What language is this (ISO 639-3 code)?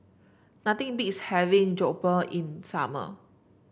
eng